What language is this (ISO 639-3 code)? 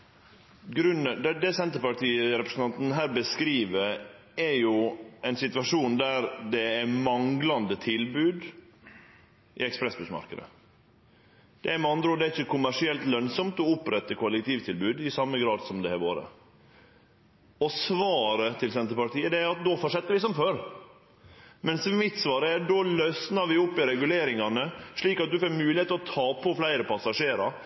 nor